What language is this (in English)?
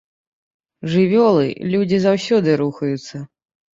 Belarusian